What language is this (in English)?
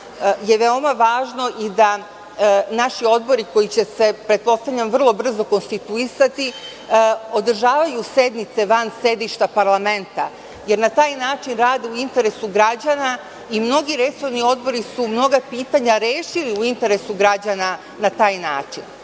Serbian